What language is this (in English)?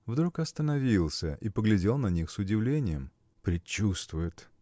Russian